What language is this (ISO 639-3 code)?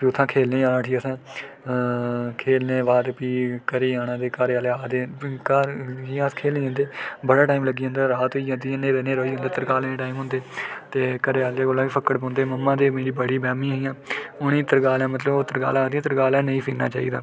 doi